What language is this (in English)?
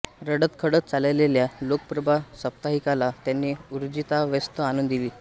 Marathi